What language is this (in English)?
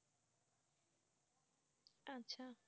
Bangla